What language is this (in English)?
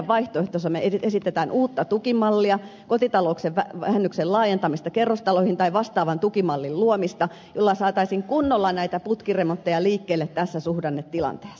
Finnish